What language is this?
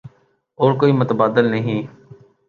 Urdu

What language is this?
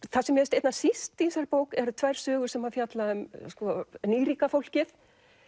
Icelandic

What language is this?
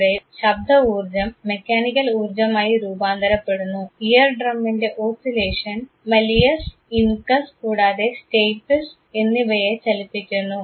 Malayalam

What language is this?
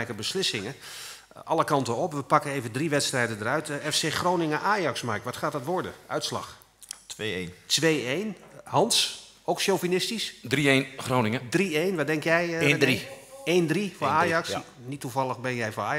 Dutch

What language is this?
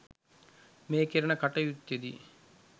Sinhala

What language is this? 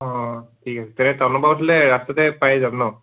Assamese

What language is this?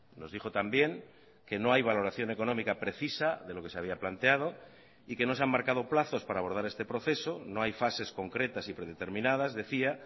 Spanish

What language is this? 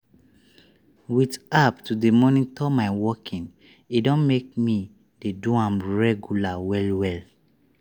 Nigerian Pidgin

